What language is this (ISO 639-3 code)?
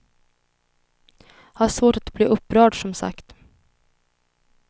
swe